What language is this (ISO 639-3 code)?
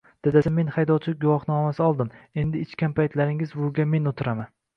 uzb